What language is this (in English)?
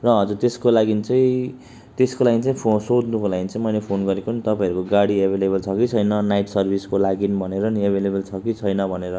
Nepali